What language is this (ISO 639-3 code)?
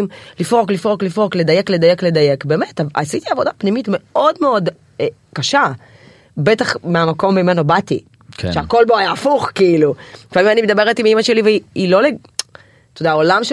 heb